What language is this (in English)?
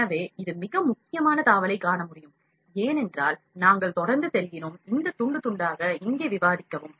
Tamil